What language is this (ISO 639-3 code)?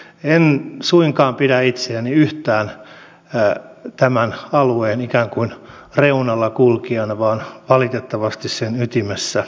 fin